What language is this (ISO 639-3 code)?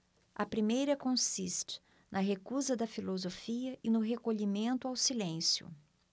por